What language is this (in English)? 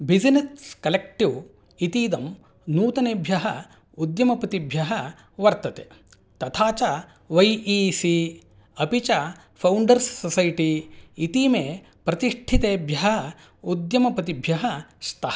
Sanskrit